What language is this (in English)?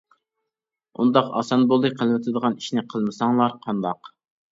Uyghur